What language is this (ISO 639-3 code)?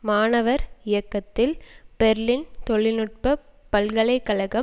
tam